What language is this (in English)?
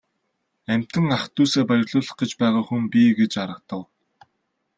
Mongolian